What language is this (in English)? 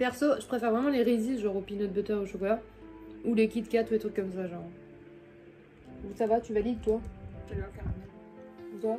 French